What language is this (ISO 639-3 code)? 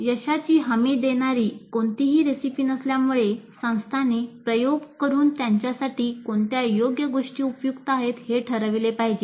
mar